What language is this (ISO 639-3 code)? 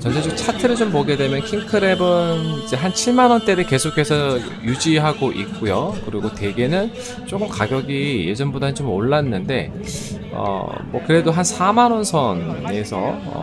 kor